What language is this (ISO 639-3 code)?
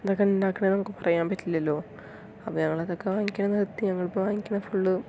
mal